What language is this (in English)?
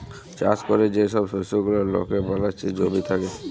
Bangla